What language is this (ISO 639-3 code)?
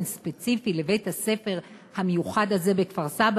heb